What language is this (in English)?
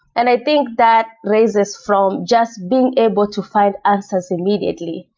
English